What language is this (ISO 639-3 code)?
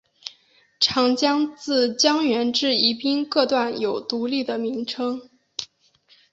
zho